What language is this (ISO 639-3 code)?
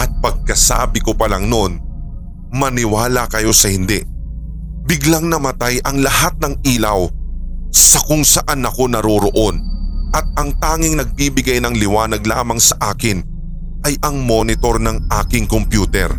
fil